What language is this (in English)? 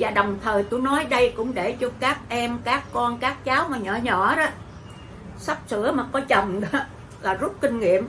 Vietnamese